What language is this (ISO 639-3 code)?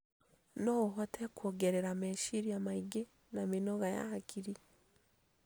kik